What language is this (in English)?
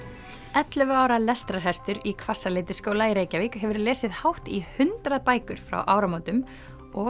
Icelandic